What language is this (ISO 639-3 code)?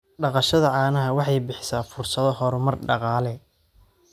som